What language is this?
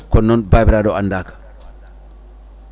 Fula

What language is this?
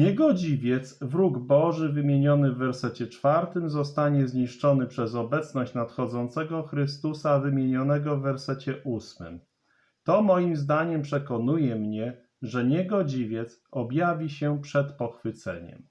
Polish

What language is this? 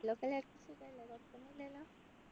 Malayalam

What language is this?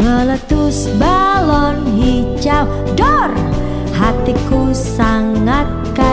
Indonesian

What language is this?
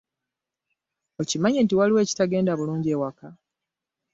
Ganda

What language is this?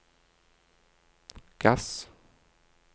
Norwegian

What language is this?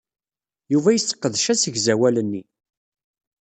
Kabyle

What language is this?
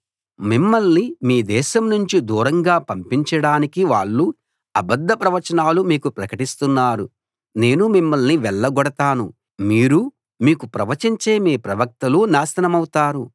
Telugu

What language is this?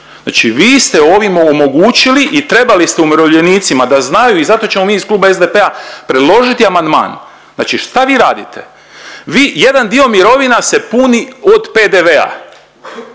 Croatian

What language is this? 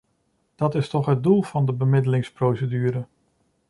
Dutch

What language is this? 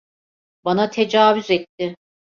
Turkish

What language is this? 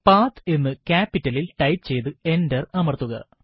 Malayalam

